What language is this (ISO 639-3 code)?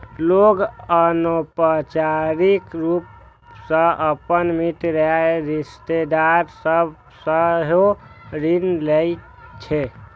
mai